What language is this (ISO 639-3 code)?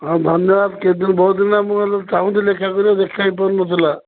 ori